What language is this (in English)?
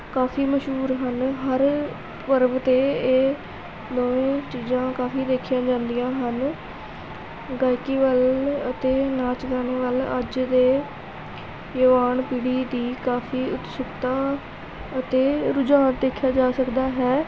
Punjabi